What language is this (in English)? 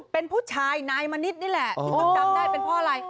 Thai